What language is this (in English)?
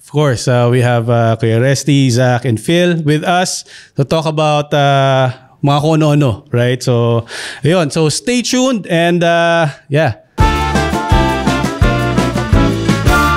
Filipino